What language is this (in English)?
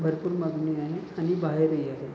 Marathi